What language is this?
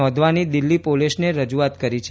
Gujarati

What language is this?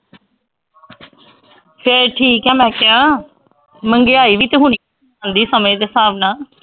Punjabi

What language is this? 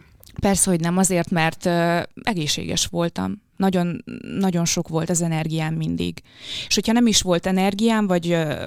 Hungarian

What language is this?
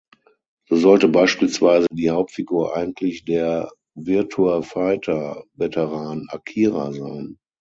German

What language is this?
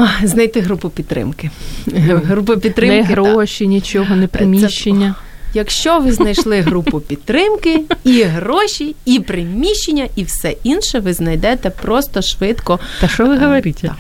Ukrainian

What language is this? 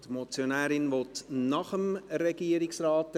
Swiss German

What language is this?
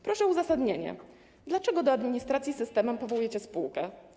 Polish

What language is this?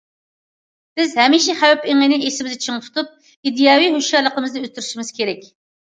Uyghur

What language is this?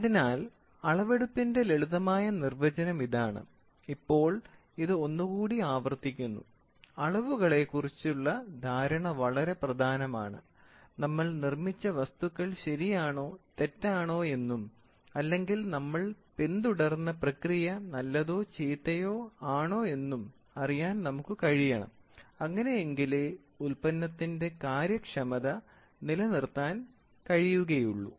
Malayalam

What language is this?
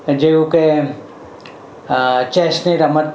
Gujarati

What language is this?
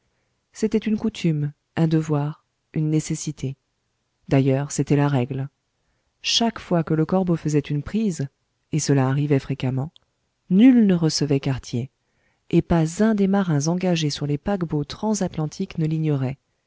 French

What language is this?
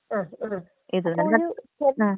Malayalam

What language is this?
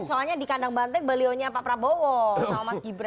Indonesian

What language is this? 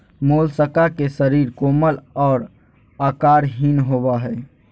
Magahi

